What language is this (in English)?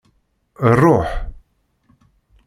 Kabyle